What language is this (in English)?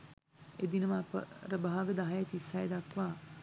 Sinhala